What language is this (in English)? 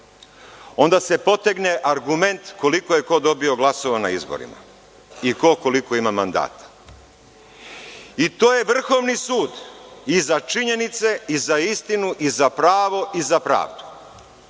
Serbian